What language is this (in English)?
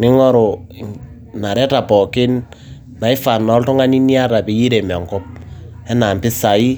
Masai